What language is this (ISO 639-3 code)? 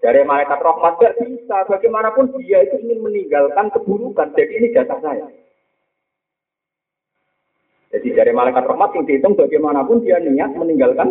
msa